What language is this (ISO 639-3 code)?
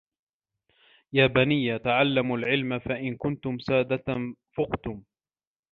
ara